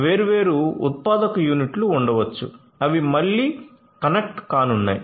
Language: Telugu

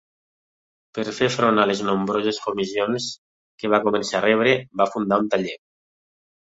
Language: Catalan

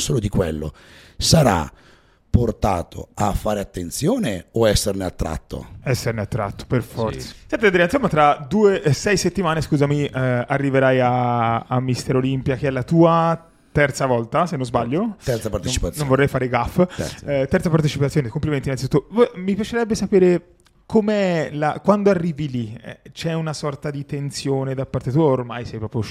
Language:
Italian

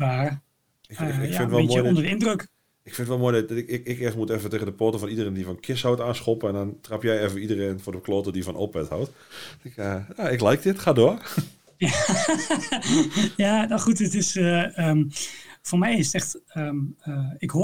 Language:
Dutch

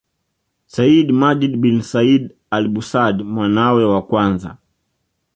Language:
Swahili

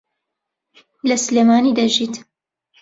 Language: Central Kurdish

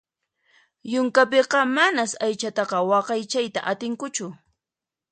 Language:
Puno Quechua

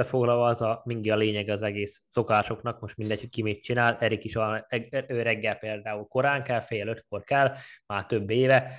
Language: Hungarian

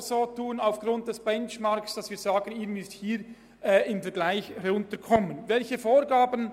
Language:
Swiss German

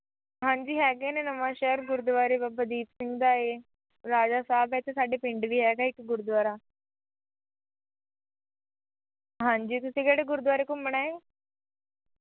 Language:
Punjabi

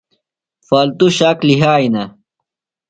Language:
Phalura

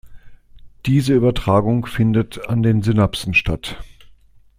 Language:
German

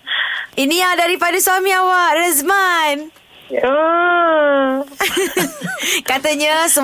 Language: Malay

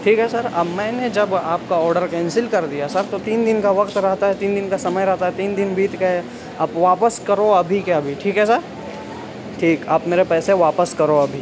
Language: Urdu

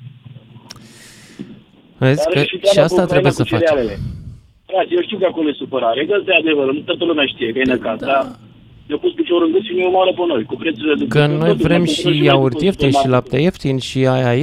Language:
Romanian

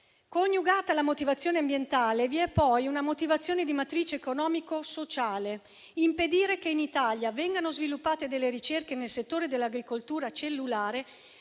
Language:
Italian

